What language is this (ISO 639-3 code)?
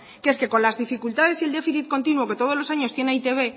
spa